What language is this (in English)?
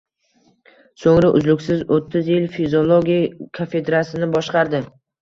Uzbek